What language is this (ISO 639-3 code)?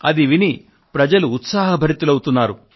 tel